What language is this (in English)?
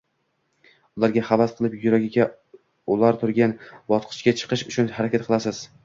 Uzbek